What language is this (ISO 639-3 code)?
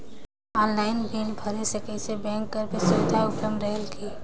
hne